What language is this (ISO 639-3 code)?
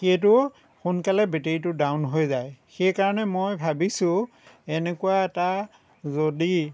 asm